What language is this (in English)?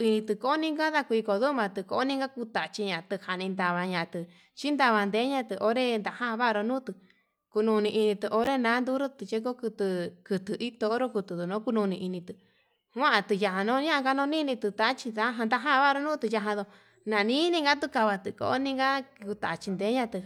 Yutanduchi Mixtec